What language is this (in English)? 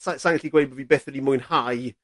Welsh